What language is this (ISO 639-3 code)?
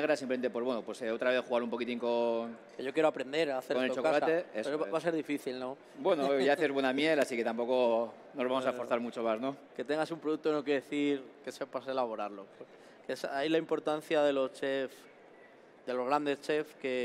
spa